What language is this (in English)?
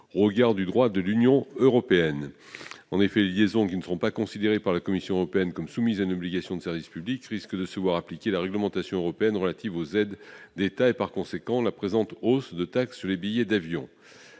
French